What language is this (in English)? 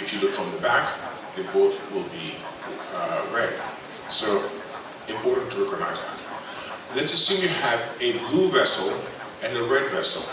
English